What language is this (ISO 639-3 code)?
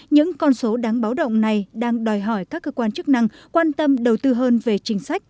vie